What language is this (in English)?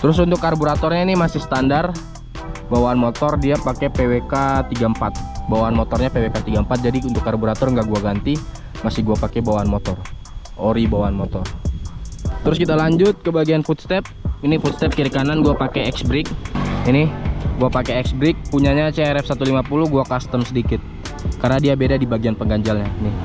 Indonesian